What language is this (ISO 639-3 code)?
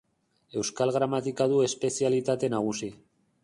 eus